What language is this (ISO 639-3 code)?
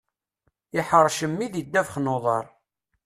kab